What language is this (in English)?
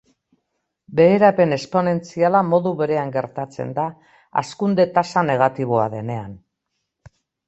Basque